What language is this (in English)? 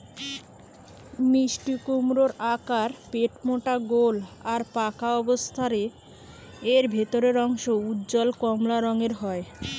Bangla